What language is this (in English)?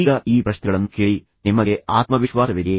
Kannada